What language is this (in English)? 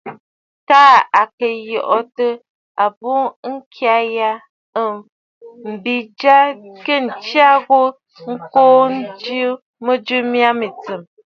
Bafut